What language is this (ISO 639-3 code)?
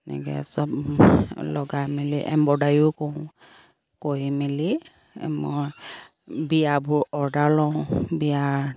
asm